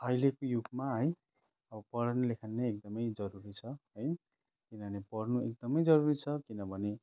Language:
Nepali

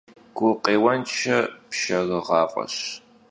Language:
Kabardian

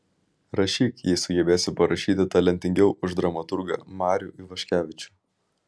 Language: Lithuanian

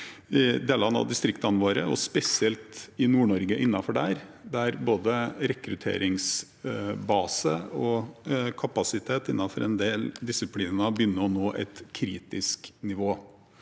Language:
Norwegian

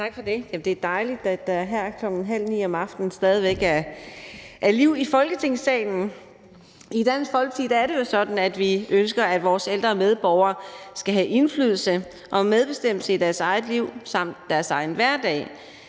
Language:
Danish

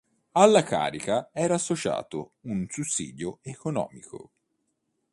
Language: Italian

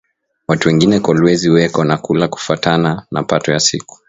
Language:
Swahili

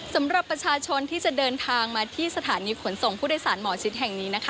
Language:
Thai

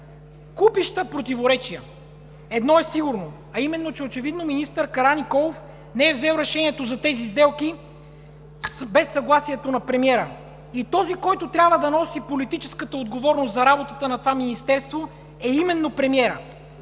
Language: Bulgarian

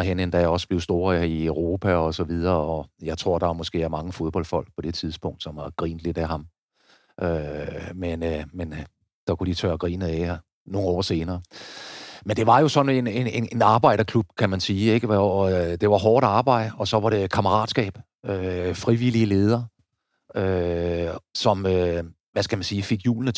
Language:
Danish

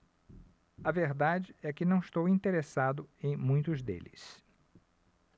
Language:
Portuguese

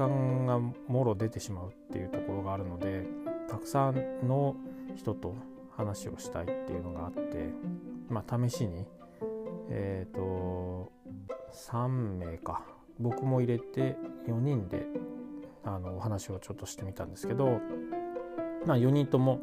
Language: Japanese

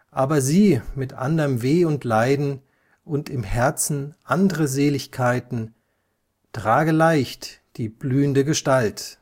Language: German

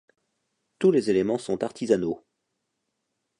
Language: French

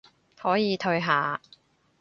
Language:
Cantonese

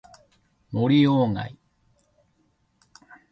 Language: Japanese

